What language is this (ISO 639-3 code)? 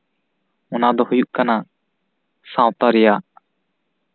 sat